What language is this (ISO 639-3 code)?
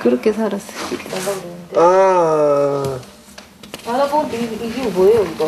kor